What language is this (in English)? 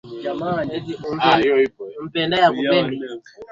Swahili